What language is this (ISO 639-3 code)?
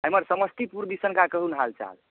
mai